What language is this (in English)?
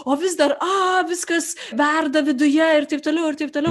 Lithuanian